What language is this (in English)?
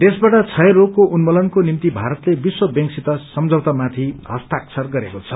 Nepali